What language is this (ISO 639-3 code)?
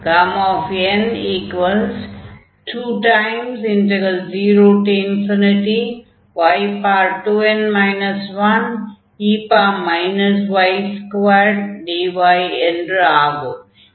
tam